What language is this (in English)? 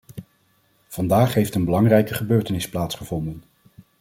Dutch